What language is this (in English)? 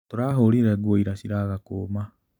Kikuyu